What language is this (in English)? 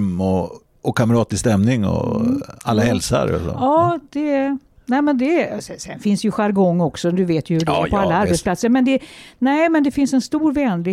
Swedish